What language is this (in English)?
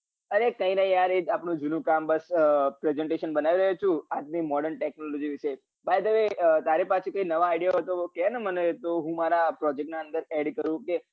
Gujarati